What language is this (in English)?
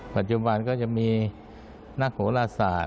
Thai